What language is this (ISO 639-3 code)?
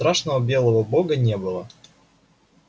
rus